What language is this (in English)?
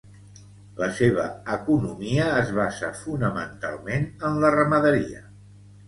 Catalan